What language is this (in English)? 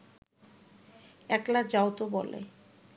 Bangla